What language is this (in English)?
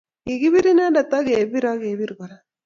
Kalenjin